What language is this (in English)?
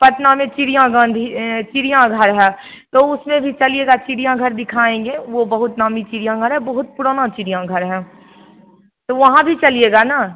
Hindi